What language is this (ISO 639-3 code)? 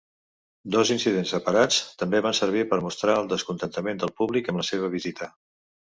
cat